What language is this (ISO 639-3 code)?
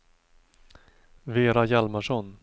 swe